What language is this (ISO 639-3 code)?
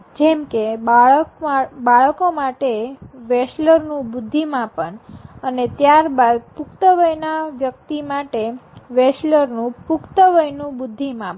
guj